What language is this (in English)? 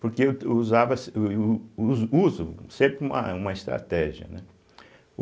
Portuguese